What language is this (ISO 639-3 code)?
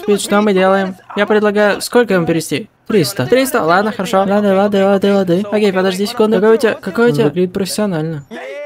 rus